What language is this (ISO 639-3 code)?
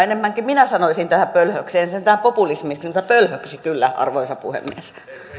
fin